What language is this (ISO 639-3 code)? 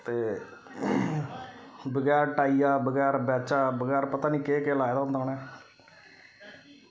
doi